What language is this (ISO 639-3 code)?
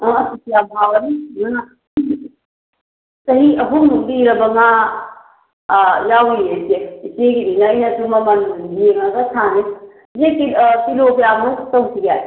mni